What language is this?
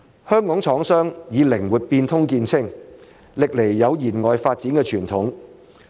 Cantonese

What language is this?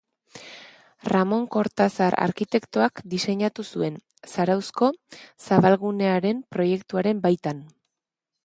Basque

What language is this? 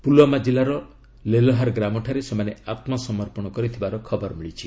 Odia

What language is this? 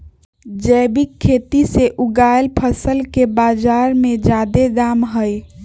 Magahi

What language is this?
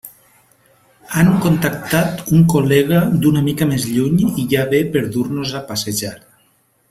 Catalan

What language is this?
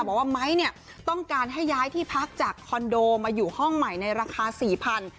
Thai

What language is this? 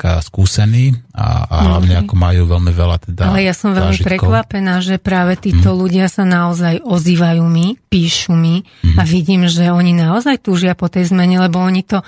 Slovak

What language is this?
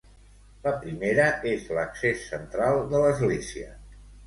Catalan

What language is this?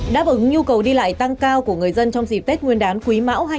Vietnamese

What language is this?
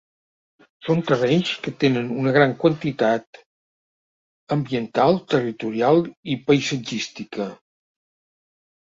Catalan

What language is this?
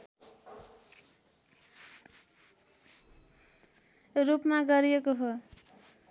Nepali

